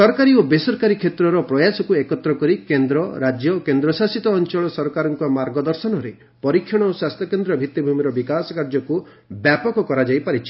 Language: Odia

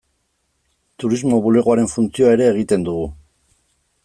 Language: Basque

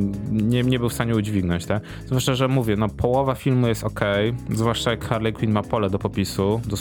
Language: Polish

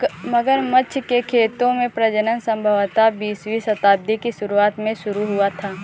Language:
Hindi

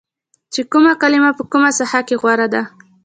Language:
Pashto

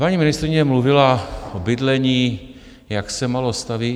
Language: Czech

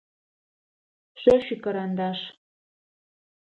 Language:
Adyghe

